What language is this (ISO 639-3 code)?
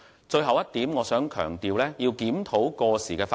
yue